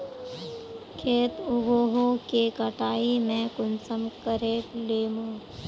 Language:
Magahi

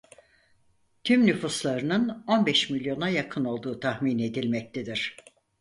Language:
Turkish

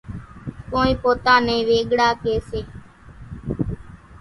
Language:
Kachi Koli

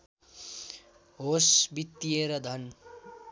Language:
Nepali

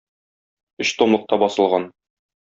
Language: Tatar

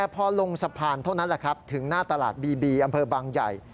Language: Thai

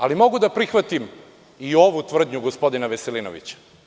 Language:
Serbian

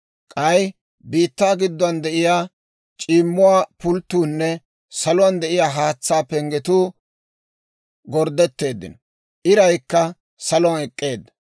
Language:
Dawro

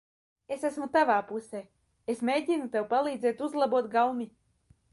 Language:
Latvian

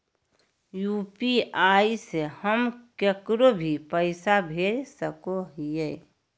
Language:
Magahi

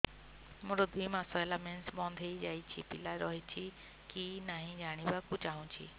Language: Odia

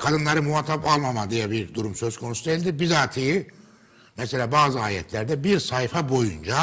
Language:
Turkish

